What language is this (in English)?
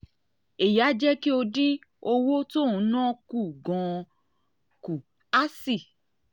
Yoruba